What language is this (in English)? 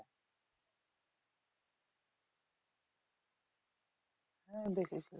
Bangla